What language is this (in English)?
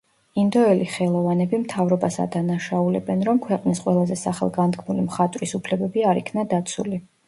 Georgian